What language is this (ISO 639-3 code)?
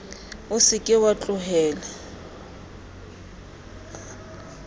sot